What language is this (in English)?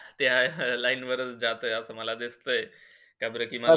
Marathi